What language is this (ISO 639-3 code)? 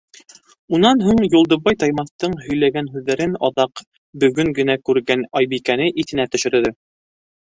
bak